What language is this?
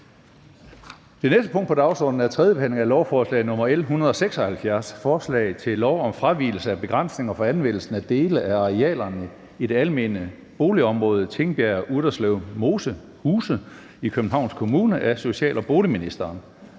Danish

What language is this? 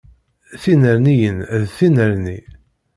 Kabyle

